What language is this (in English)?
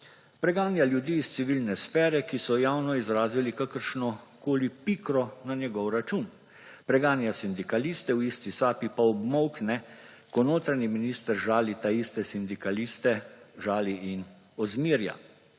Slovenian